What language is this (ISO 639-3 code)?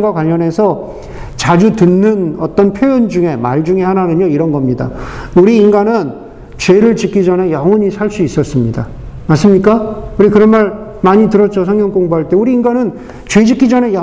kor